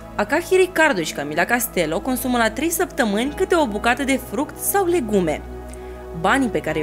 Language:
Romanian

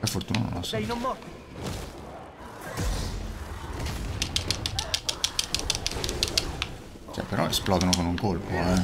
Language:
Italian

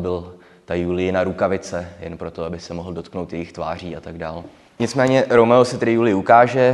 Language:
Czech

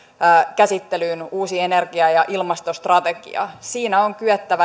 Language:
Finnish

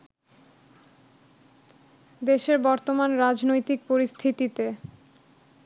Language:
Bangla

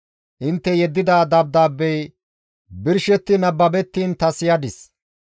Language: Gamo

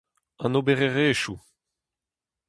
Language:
Breton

